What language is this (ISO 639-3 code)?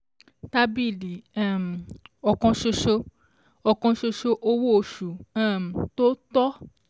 yor